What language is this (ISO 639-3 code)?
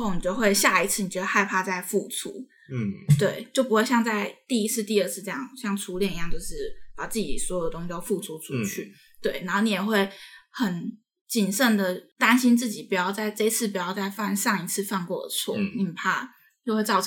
zho